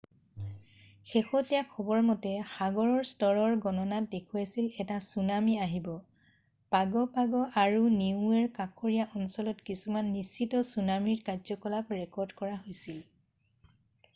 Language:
Assamese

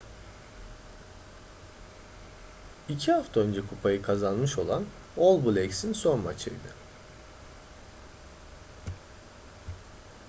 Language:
Turkish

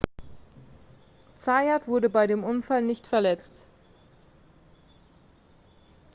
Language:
German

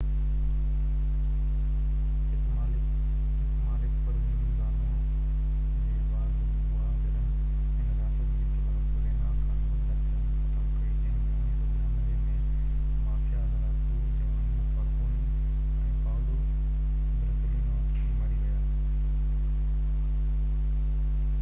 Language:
Sindhi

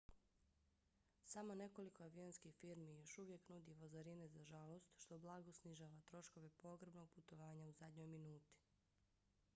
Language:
Bosnian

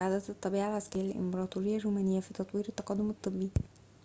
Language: Arabic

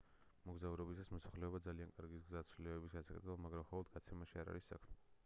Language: Georgian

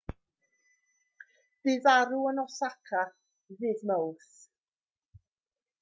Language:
Welsh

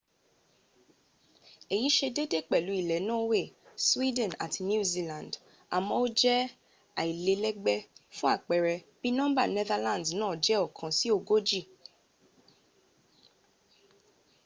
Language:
Yoruba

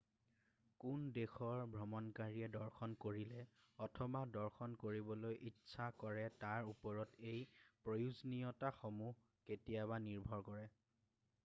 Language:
Assamese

